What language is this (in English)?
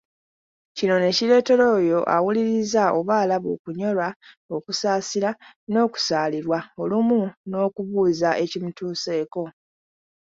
Ganda